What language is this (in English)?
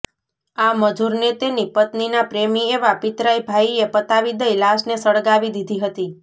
Gujarati